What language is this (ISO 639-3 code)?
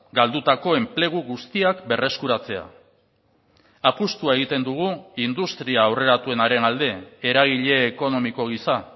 eus